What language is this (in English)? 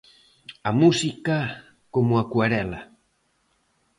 Galician